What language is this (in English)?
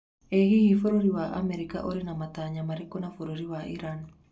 Kikuyu